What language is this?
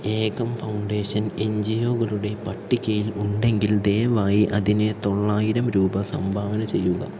Malayalam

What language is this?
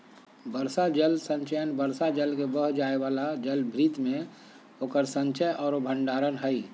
Magahi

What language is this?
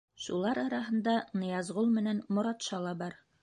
Bashkir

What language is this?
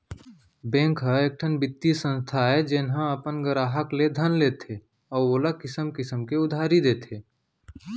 Chhattisgarhi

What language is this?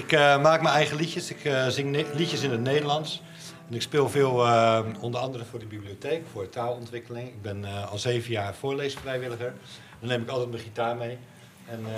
Dutch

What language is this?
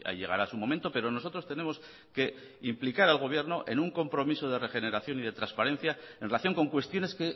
Spanish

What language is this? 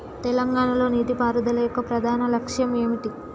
Telugu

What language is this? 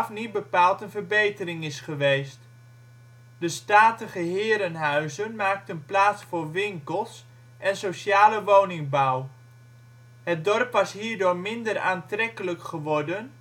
Dutch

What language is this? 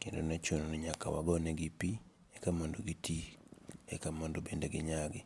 Luo (Kenya and Tanzania)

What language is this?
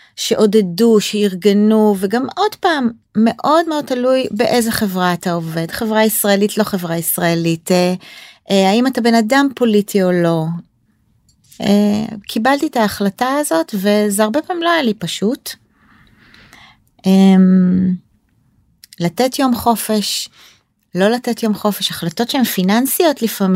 Hebrew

